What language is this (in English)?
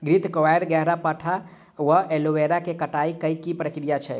Maithili